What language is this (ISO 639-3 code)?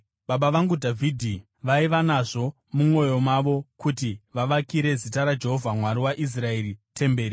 sna